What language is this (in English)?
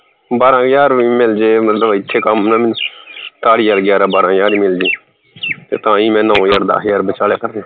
Punjabi